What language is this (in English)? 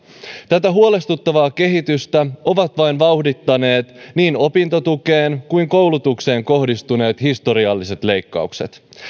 Finnish